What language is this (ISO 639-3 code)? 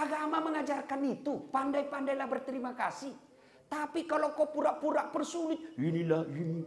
ind